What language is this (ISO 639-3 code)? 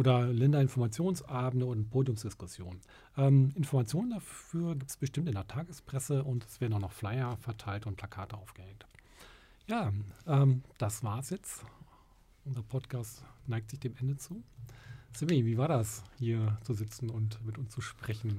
deu